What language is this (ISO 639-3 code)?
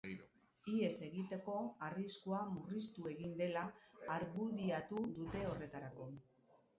eus